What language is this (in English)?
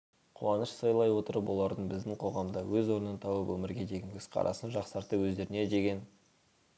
Kazakh